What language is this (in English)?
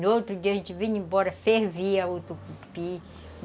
Portuguese